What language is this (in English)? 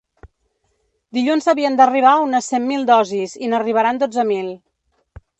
Catalan